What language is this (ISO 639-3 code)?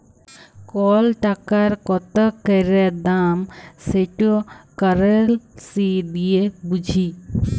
ben